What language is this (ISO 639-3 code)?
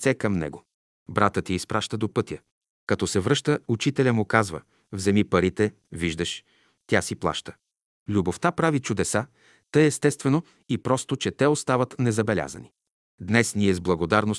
bul